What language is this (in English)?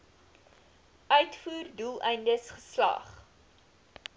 Afrikaans